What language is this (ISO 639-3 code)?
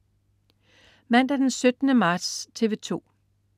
dan